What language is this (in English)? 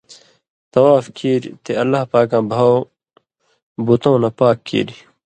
Indus Kohistani